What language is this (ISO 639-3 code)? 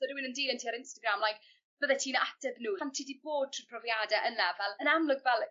cym